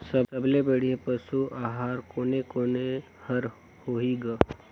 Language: Chhattisgarhi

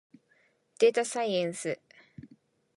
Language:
Japanese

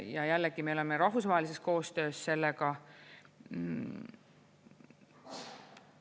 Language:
Estonian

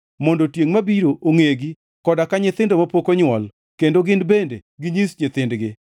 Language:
Luo (Kenya and Tanzania)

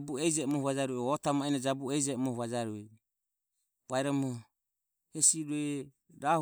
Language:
Ömie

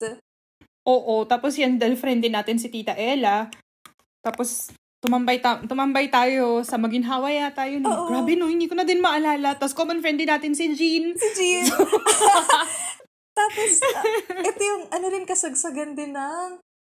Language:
Filipino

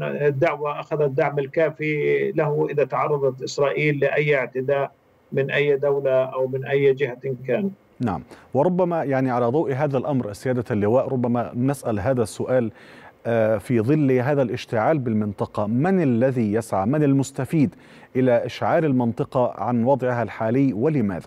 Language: Arabic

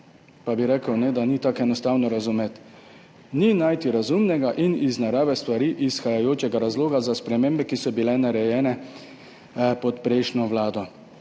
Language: Slovenian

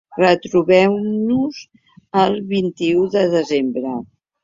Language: Catalan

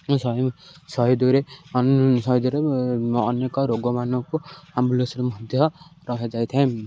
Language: Odia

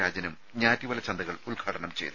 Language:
Malayalam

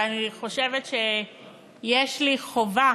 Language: Hebrew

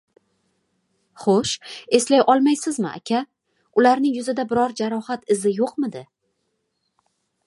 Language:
Uzbek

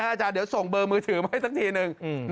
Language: Thai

